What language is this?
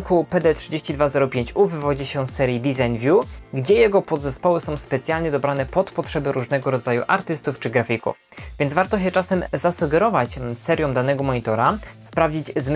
Polish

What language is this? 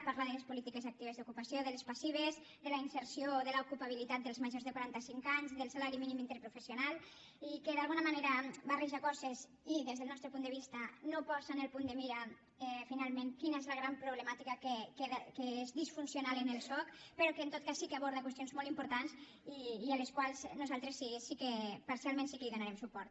Catalan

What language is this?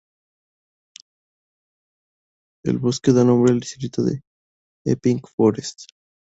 Spanish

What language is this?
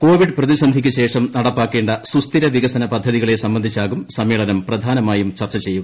Malayalam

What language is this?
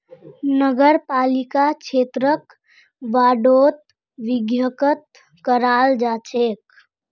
Magahi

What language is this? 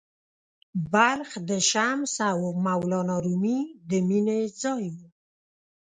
Pashto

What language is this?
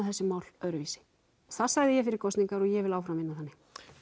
Icelandic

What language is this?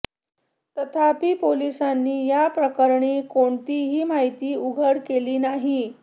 Marathi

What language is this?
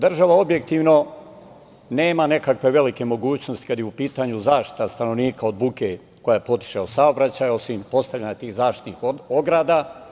Serbian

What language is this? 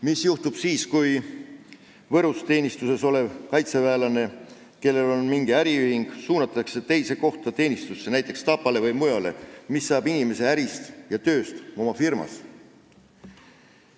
Estonian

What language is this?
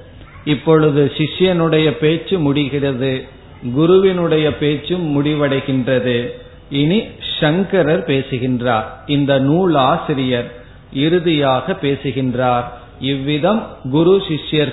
Tamil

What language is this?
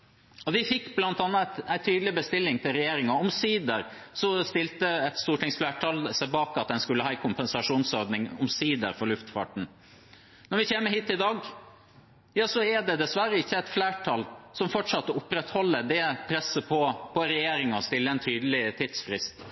Norwegian Bokmål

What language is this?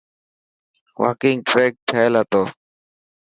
Dhatki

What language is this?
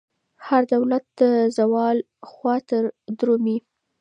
Pashto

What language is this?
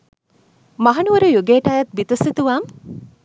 Sinhala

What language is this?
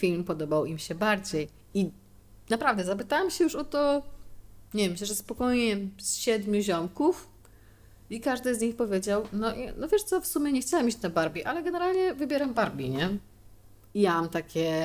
Polish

